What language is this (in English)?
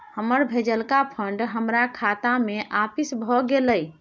Maithili